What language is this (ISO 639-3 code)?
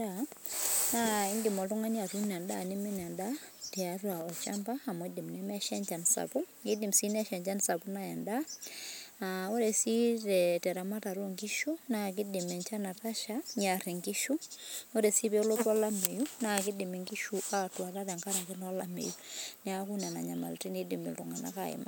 mas